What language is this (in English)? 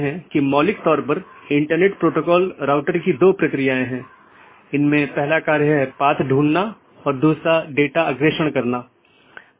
Hindi